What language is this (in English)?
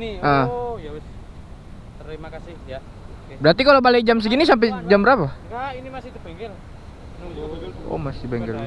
Indonesian